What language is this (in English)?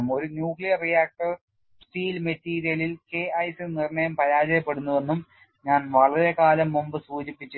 Malayalam